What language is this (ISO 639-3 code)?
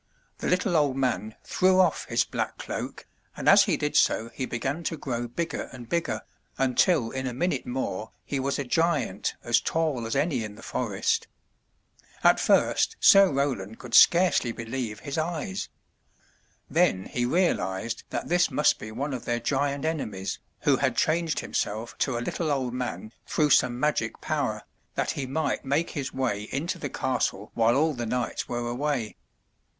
eng